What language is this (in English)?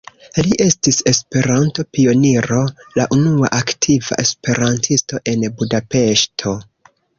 Esperanto